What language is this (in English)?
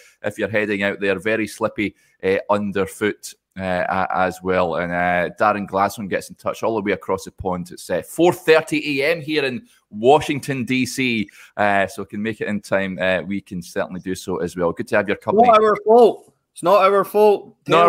English